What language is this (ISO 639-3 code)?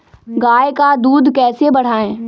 mag